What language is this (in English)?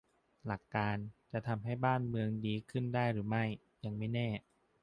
Thai